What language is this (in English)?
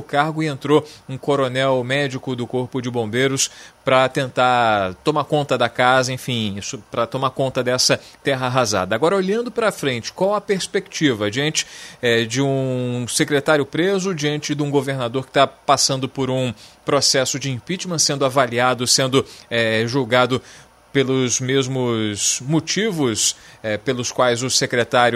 Portuguese